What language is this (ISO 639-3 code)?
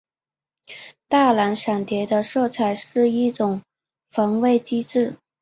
zho